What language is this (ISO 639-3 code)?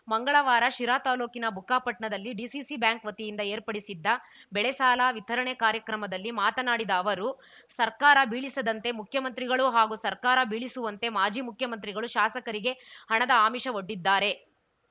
kan